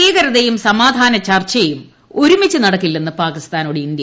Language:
Malayalam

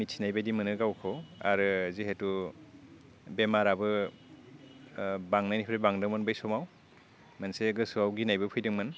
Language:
Bodo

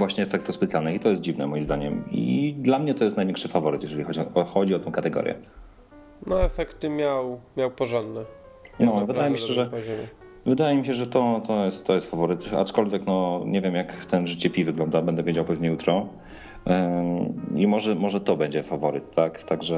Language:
Polish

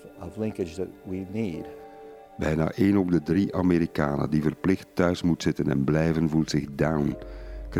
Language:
Dutch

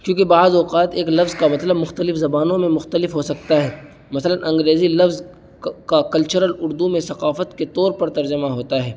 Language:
Urdu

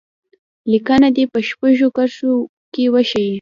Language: Pashto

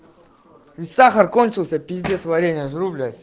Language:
Russian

